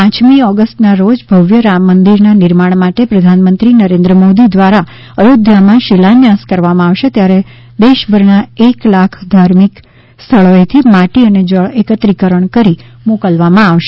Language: Gujarati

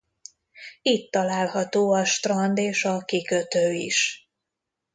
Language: Hungarian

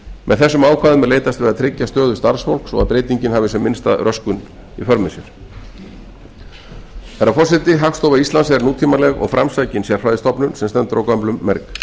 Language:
Icelandic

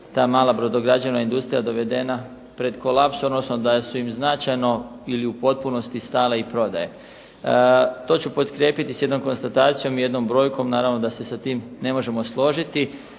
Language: Croatian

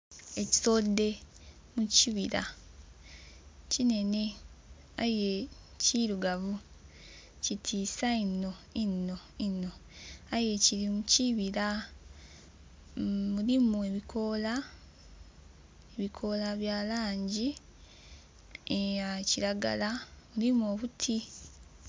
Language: Soga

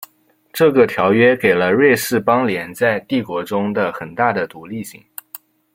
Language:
Chinese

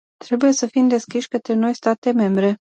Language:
Romanian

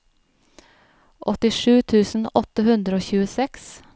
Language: Norwegian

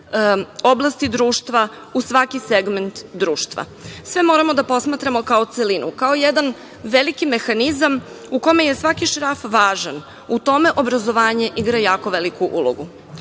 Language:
Serbian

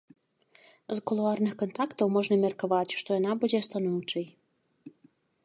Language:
Belarusian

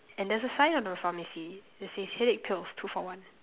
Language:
English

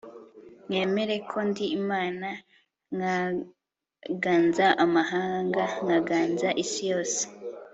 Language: Kinyarwanda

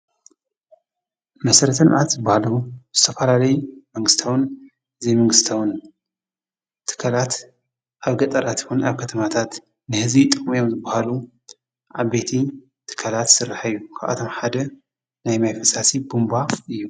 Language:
Tigrinya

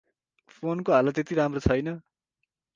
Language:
Nepali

